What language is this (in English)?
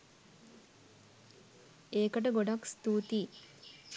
Sinhala